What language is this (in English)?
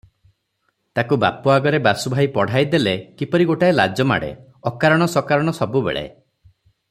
Odia